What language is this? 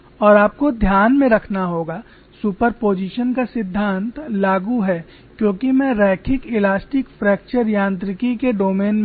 Hindi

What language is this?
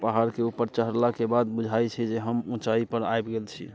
Maithili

